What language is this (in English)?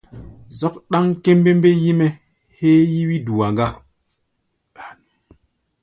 Gbaya